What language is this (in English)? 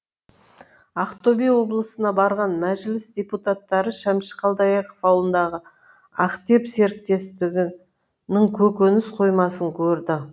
Kazakh